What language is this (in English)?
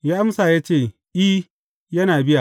Hausa